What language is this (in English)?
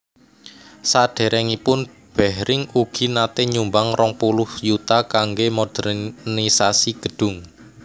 Javanese